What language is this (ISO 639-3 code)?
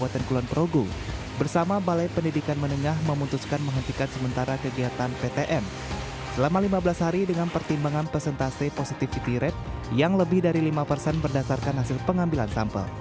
ind